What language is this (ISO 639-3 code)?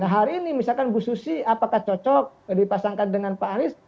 ind